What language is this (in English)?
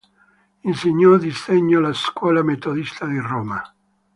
Italian